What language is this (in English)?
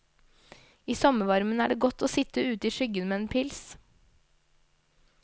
Norwegian